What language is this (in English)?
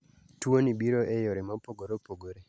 Luo (Kenya and Tanzania)